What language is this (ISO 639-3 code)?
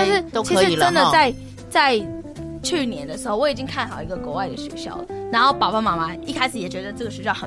zho